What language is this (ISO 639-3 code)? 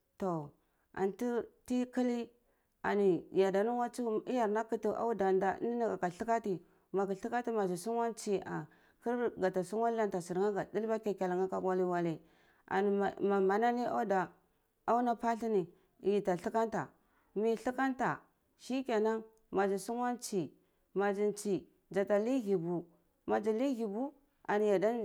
ckl